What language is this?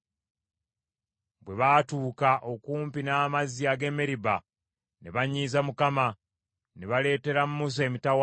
Ganda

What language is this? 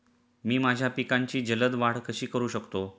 Marathi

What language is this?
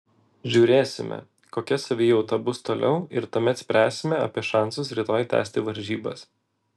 Lithuanian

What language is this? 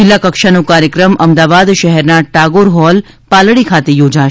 Gujarati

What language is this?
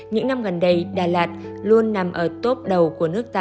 Vietnamese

